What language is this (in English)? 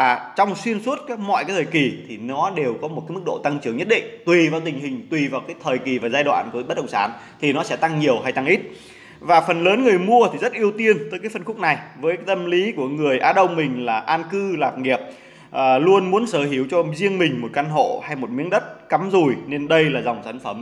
Vietnamese